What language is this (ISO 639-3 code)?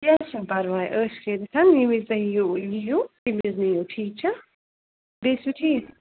kas